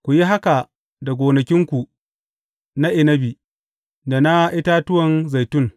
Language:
Hausa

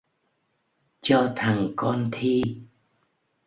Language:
Vietnamese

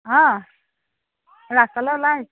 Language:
Assamese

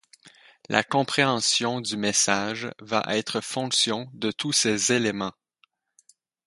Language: French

